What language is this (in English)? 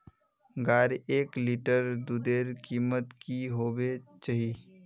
Magahi